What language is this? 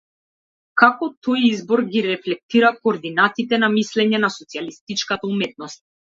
Macedonian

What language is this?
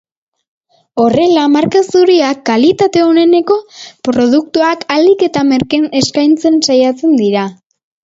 Basque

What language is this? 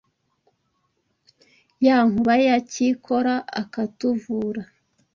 Kinyarwanda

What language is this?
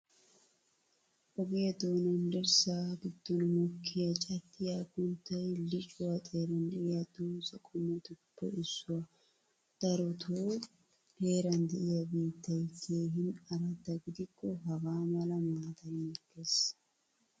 Wolaytta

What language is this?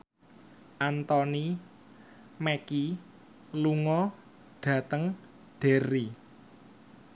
Javanese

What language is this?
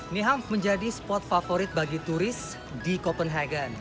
Indonesian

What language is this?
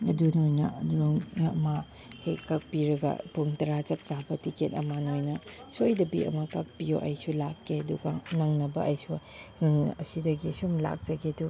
Manipuri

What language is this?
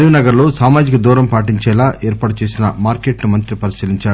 Telugu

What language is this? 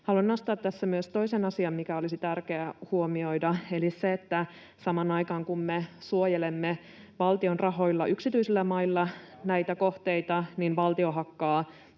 Finnish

